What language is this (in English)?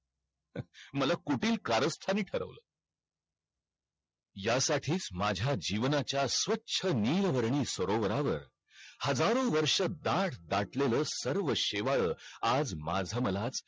Marathi